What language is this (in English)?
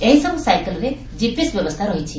Odia